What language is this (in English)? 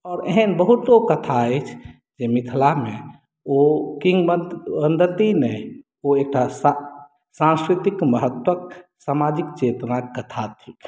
Maithili